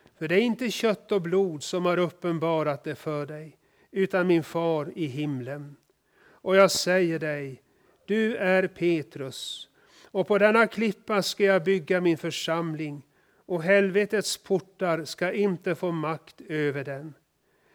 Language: Swedish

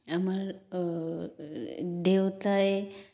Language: Assamese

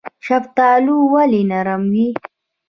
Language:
Pashto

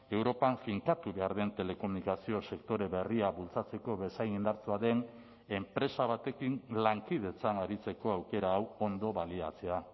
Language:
Basque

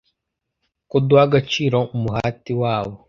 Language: Kinyarwanda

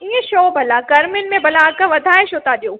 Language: Sindhi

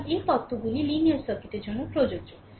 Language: Bangla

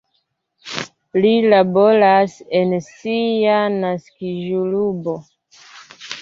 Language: Esperanto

